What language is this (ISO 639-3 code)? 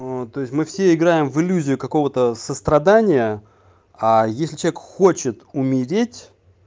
rus